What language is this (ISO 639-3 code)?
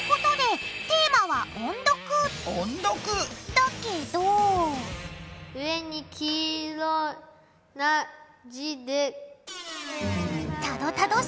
jpn